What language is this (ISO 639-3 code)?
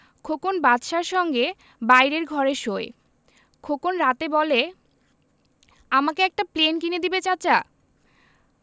ben